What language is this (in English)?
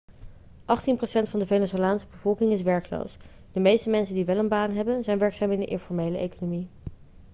Dutch